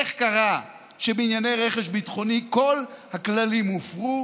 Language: Hebrew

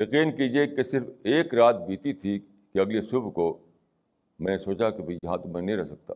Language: Urdu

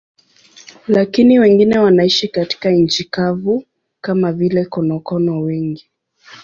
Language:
Swahili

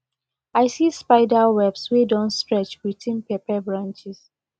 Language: Nigerian Pidgin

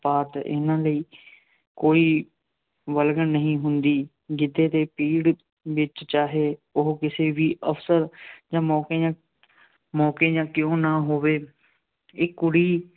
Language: Punjabi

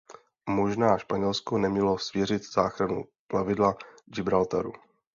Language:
Czech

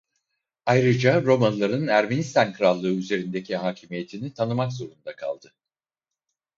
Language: Turkish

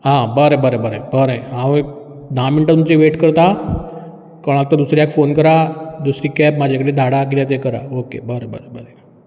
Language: Konkani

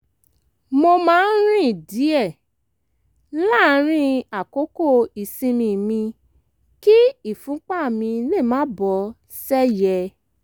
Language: Yoruba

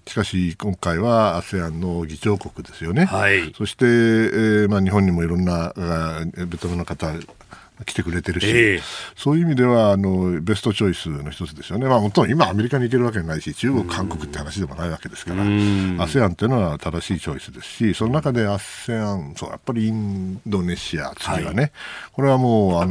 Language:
Japanese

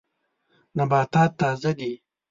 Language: Pashto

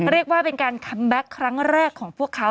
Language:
Thai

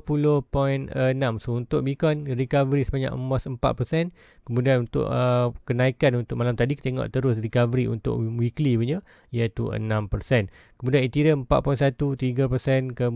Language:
Malay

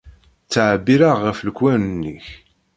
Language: Kabyle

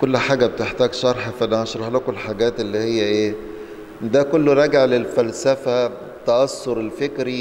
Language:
Arabic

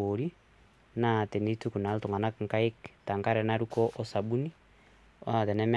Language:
Masai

